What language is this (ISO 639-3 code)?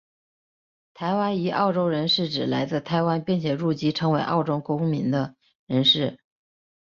zho